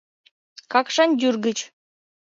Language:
Mari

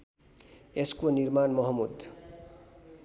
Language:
Nepali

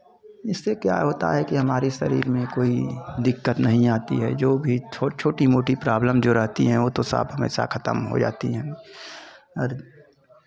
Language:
Hindi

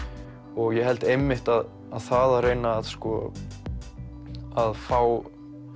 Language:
Icelandic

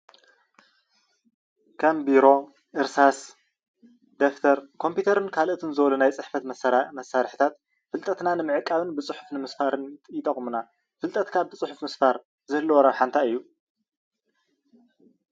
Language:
Tigrinya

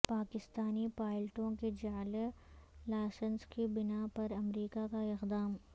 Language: Urdu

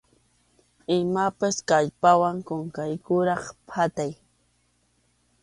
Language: Arequipa-La Unión Quechua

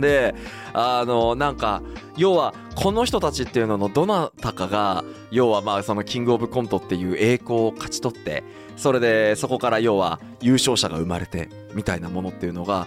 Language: Japanese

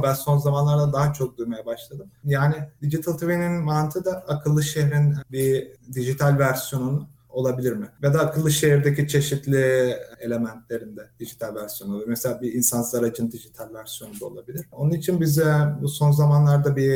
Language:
Turkish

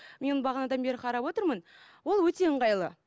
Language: Kazakh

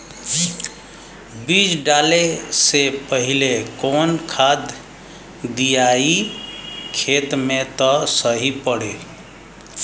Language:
Bhojpuri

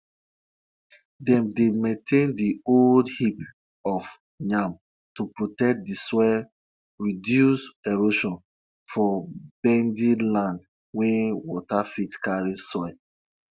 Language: Nigerian Pidgin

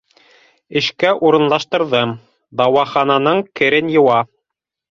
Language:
Bashkir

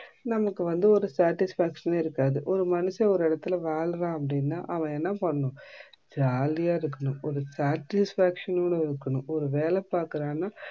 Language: Tamil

